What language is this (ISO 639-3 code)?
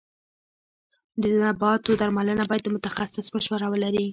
pus